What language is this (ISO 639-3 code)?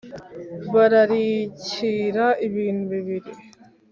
kin